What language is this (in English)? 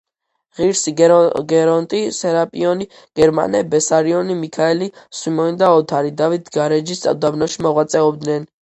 Georgian